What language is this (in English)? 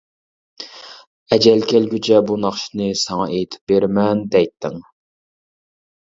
Uyghur